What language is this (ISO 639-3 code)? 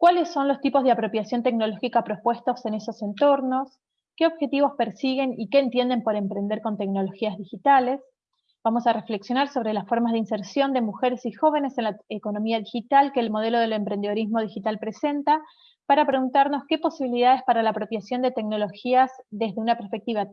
spa